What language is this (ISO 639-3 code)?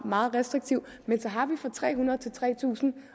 dan